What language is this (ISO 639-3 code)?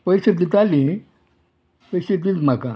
kok